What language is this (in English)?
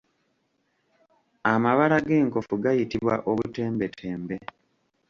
Ganda